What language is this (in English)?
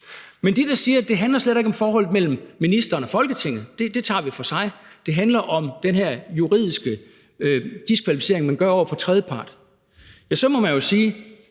Danish